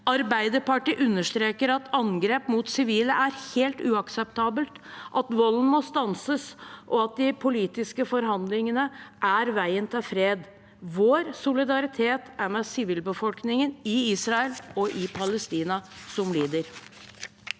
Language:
Norwegian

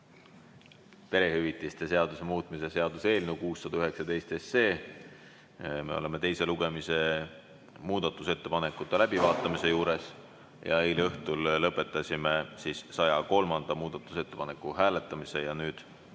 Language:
Estonian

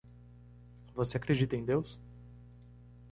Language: Portuguese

